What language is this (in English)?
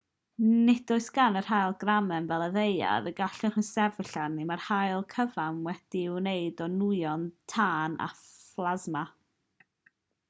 Welsh